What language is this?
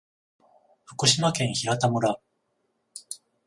Japanese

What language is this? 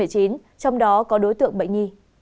Vietnamese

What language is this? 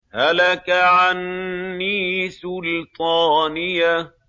Arabic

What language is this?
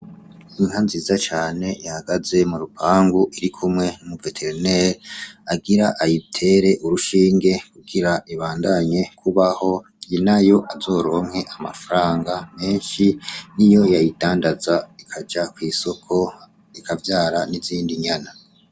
Rundi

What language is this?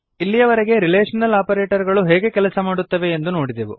Kannada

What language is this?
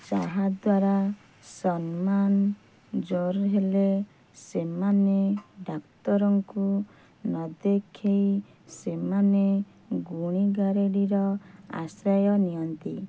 Odia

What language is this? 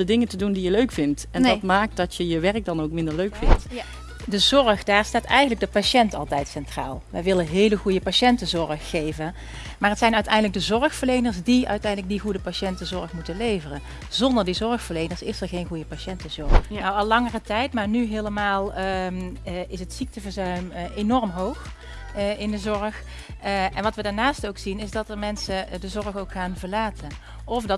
Dutch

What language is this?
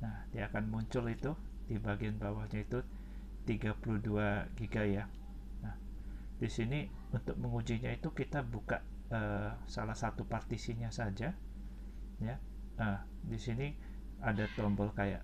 Indonesian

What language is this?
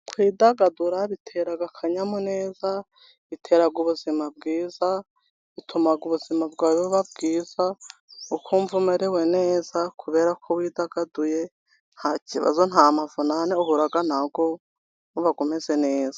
Kinyarwanda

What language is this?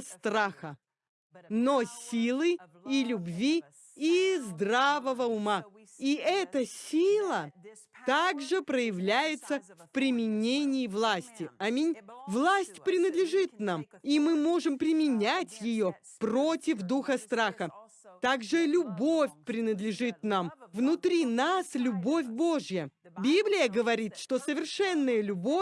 Russian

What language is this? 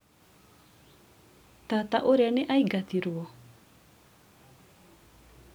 Kikuyu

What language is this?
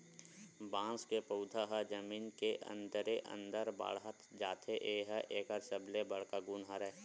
Chhattisgarhi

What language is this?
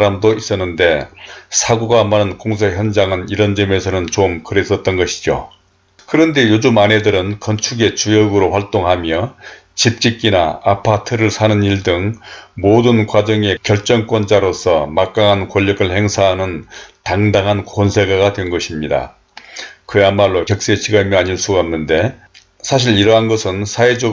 Korean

